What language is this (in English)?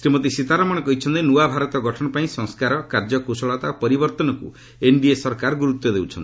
Odia